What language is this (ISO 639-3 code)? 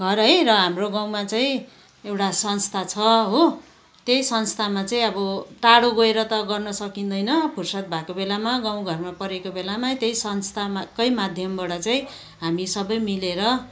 nep